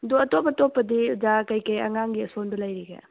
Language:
Manipuri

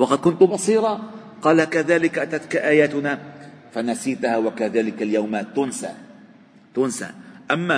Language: Arabic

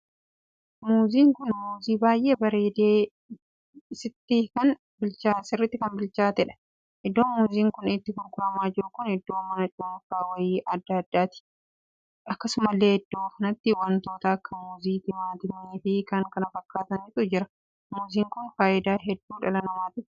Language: Oromo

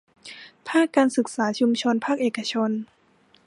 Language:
Thai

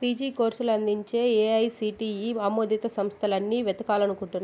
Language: Telugu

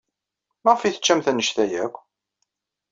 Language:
Kabyle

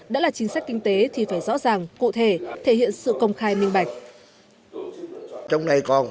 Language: Vietnamese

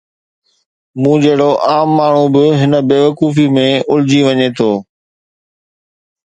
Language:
Sindhi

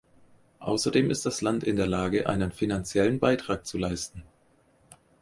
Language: German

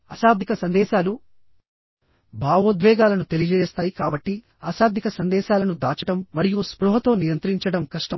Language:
Telugu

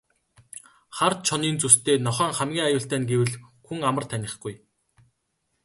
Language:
Mongolian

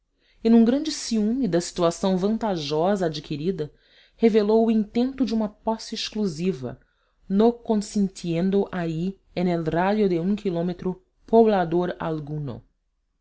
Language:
Portuguese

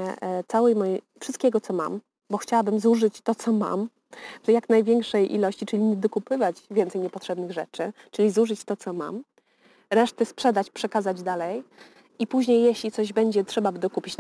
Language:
Polish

